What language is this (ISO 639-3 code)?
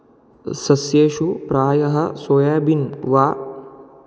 san